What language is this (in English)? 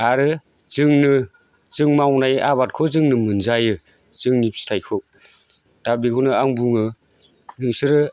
Bodo